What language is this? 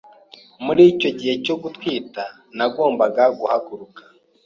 Kinyarwanda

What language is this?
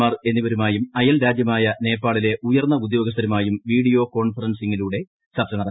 Malayalam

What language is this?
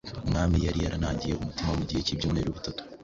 Kinyarwanda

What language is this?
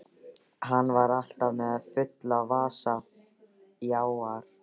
Icelandic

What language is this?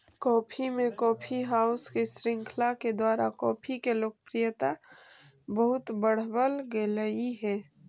Magahi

